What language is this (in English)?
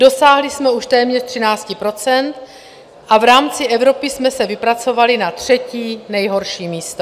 Czech